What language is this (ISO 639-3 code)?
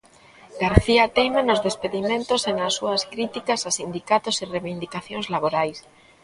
glg